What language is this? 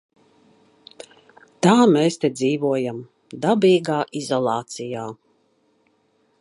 Latvian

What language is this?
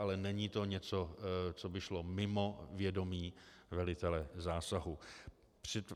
Czech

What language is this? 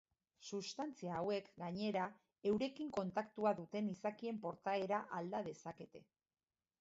Basque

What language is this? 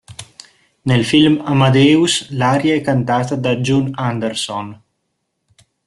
Italian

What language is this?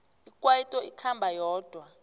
South Ndebele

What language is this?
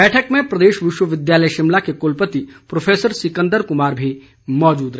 Hindi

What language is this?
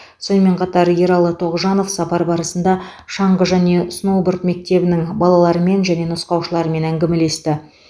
Kazakh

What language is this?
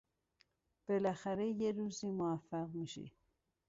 Persian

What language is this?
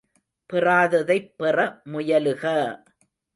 Tamil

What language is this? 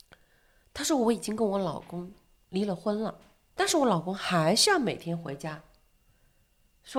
Chinese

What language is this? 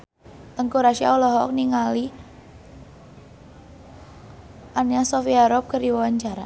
Sundanese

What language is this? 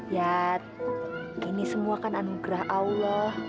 Indonesian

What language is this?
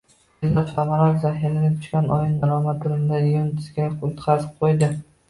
Uzbek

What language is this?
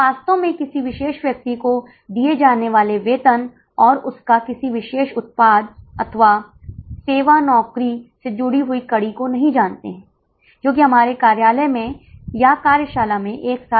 Hindi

